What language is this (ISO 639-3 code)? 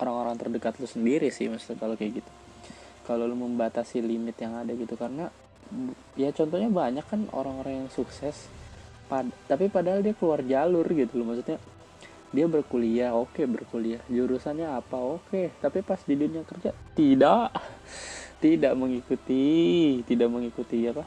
ind